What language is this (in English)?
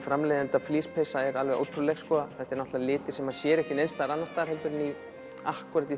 Icelandic